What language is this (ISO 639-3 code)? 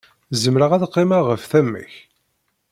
kab